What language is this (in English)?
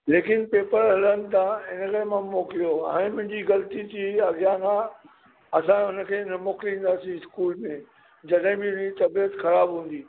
Sindhi